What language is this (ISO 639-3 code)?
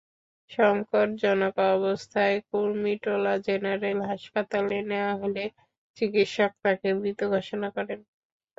ben